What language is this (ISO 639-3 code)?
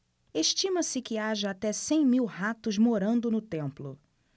por